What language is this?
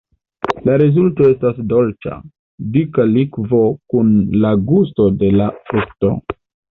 Esperanto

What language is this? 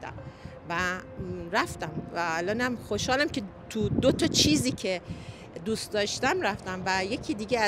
Persian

